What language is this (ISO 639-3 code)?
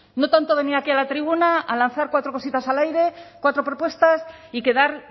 spa